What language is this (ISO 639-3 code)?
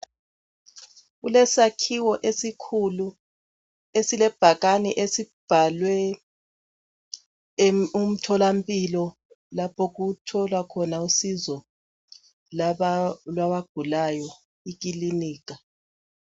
nde